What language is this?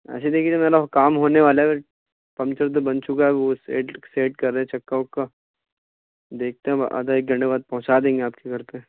Urdu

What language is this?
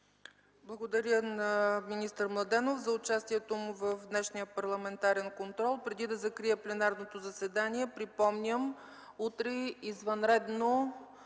Bulgarian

